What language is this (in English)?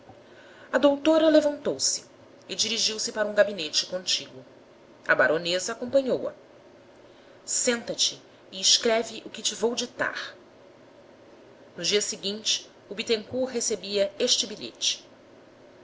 Portuguese